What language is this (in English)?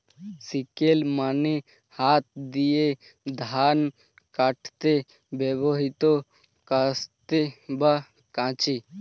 Bangla